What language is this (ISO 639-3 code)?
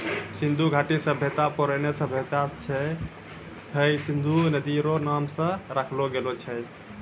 mai